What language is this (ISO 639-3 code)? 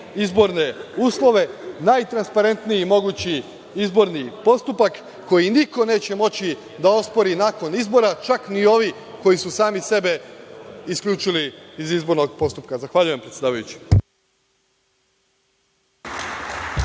srp